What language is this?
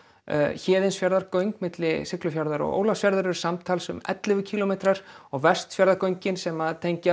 Icelandic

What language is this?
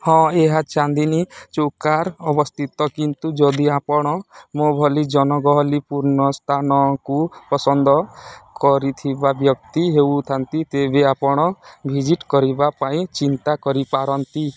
Odia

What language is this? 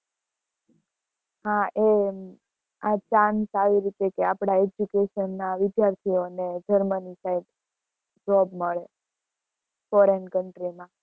Gujarati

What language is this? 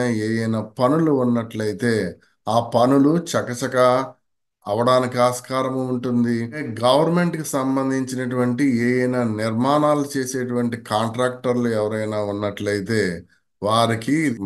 Telugu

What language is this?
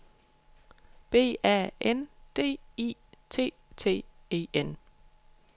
Danish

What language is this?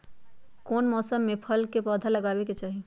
Magahi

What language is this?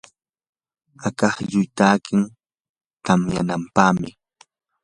Yanahuanca Pasco Quechua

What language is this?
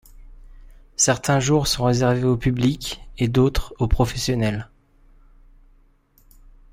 French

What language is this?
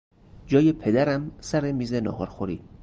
Persian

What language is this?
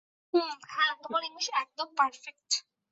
Bangla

